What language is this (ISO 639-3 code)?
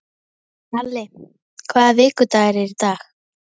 isl